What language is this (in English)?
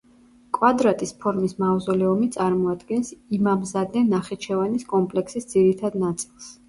Georgian